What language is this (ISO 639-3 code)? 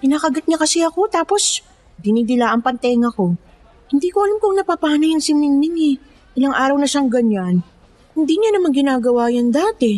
fil